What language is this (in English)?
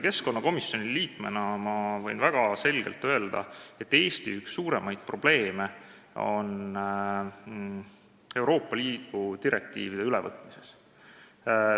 Estonian